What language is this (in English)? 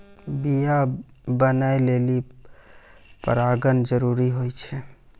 Maithili